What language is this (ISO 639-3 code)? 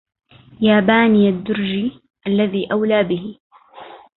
ara